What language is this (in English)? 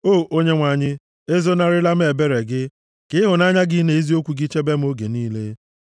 Igbo